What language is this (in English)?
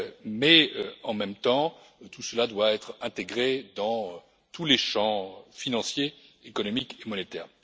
French